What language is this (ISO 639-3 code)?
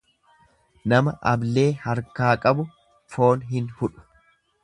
orm